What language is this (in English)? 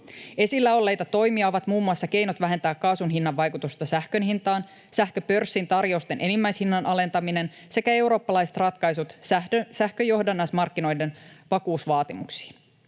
Finnish